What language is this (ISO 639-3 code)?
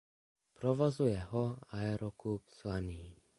ces